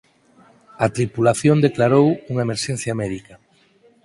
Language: Galician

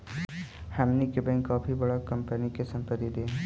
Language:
Magahi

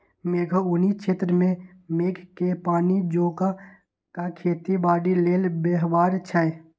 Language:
Magahi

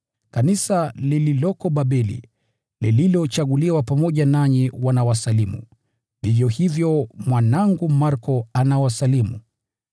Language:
Swahili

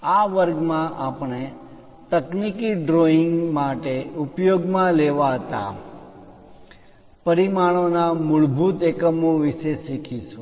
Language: Gujarati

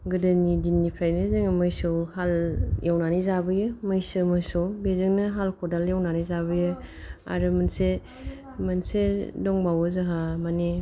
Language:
Bodo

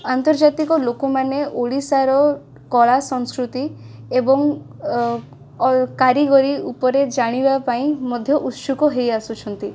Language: Odia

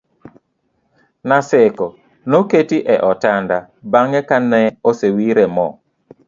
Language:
Luo (Kenya and Tanzania)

